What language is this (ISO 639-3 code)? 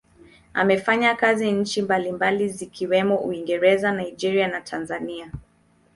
swa